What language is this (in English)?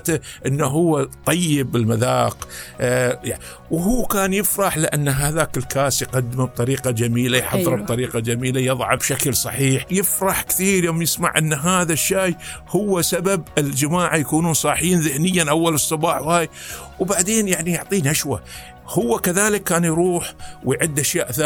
Arabic